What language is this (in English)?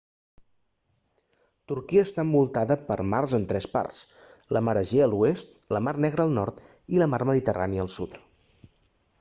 Catalan